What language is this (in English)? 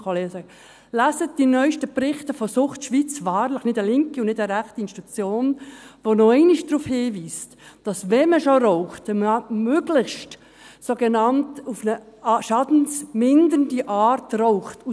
Swiss German